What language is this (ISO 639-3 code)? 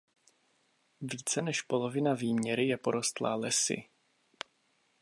ces